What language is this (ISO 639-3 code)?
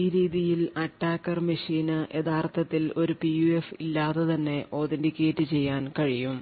mal